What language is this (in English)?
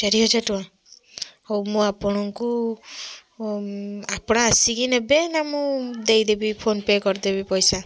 Odia